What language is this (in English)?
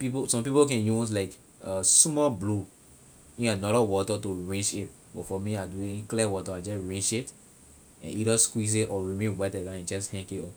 Liberian English